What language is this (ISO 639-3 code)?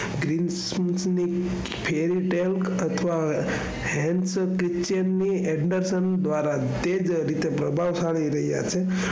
guj